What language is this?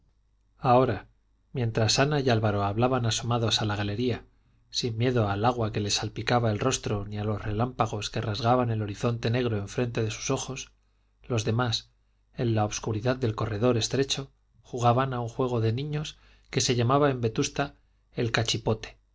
Spanish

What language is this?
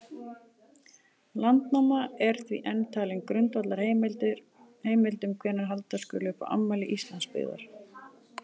Icelandic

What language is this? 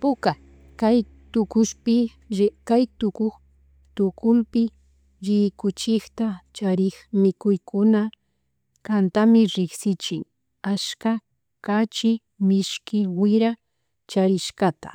Chimborazo Highland Quichua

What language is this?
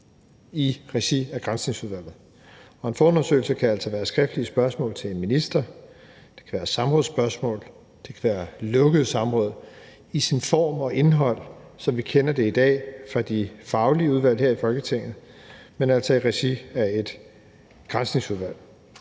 Danish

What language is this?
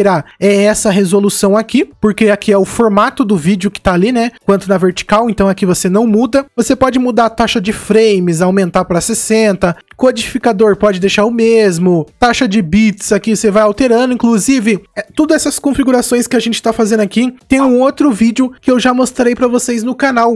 Portuguese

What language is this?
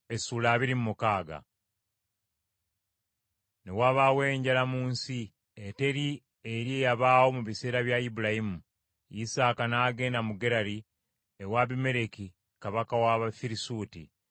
Ganda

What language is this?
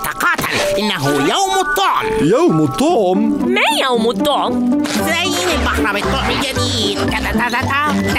Arabic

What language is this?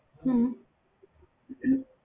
Punjabi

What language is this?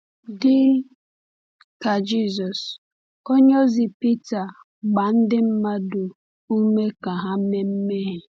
Igbo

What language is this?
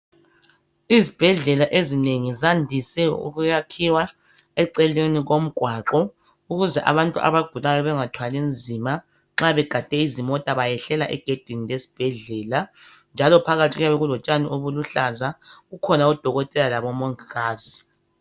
North Ndebele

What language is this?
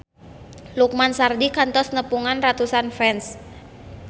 Sundanese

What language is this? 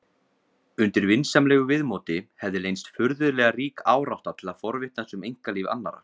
Icelandic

